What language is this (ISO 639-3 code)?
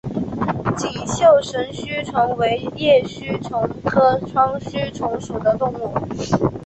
zho